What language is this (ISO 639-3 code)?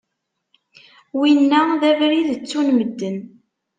kab